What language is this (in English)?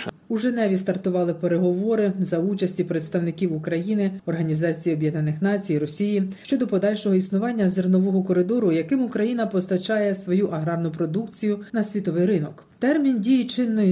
Ukrainian